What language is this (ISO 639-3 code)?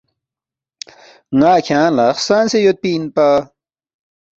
bft